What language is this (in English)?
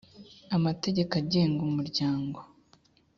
Kinyarwanda